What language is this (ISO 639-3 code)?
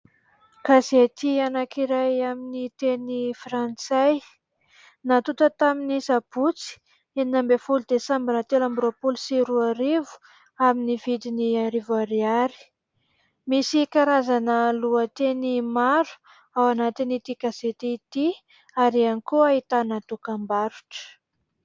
mlg